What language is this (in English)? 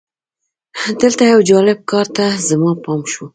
Pashto